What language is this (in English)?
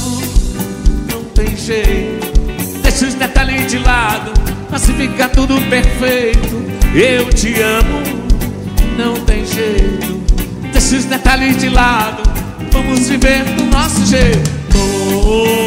Portuguese